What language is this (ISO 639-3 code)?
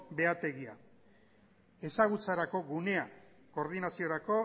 eus